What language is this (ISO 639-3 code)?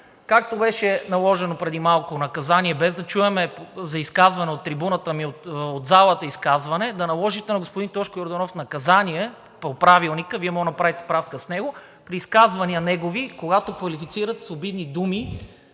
bul